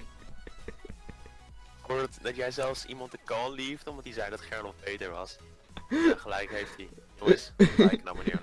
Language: Dutch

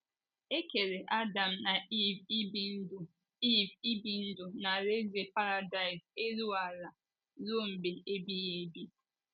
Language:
Igbo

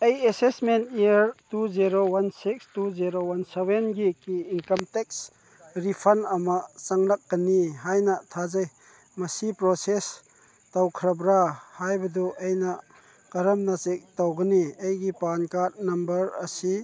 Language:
Manipuri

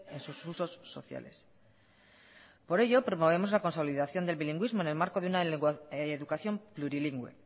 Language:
Spanish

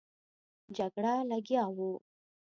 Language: Pashto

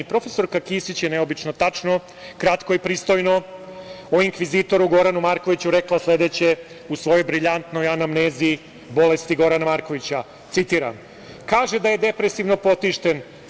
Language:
Serbian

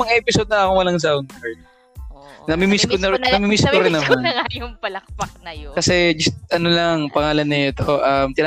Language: Filipino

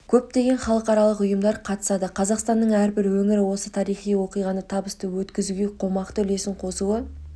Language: Kazakh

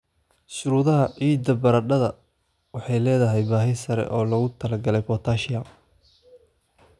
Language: Somali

